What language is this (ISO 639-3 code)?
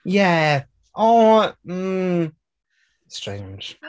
cym